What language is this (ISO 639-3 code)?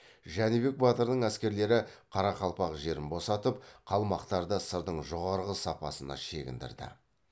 kaz